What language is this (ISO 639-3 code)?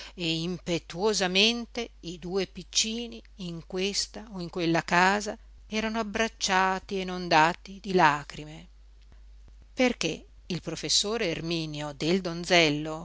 ita